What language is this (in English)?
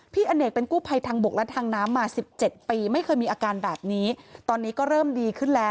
Thai